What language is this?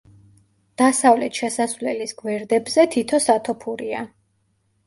Georgian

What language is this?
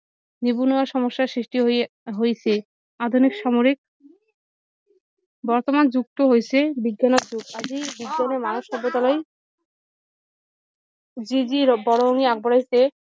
Assamese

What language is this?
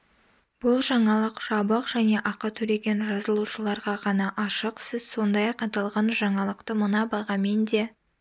Kazakh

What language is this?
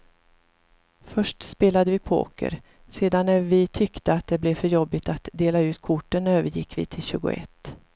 Swedish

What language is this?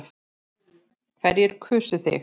Icelandic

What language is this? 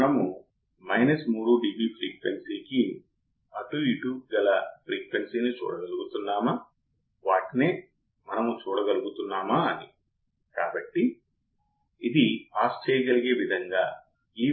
Telugu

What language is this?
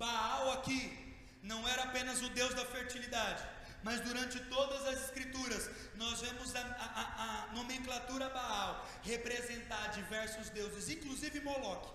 Portuguese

